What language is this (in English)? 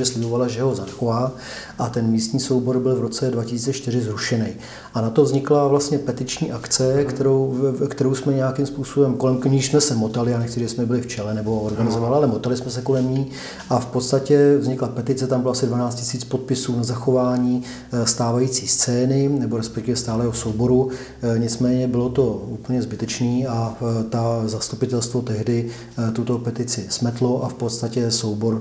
Czech